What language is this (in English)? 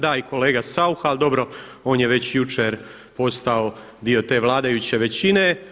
Croatian